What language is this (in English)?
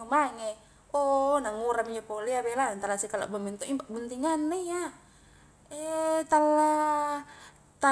Highland Konjo